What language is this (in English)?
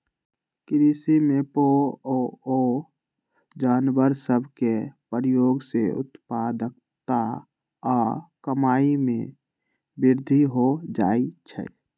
Magahi